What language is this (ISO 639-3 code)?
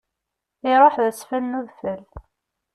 kab